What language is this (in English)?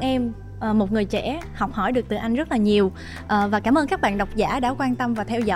Vietnamese